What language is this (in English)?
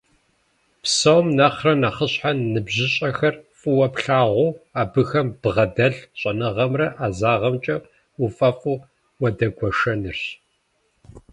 Kabardian